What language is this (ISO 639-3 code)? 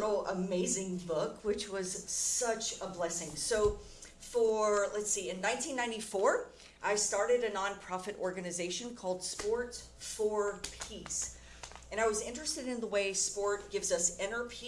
eng